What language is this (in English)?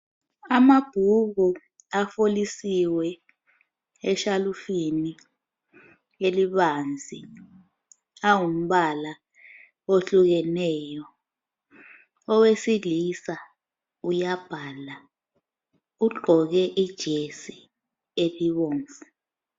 North Ndebele